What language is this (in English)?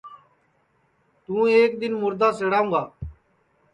Sansi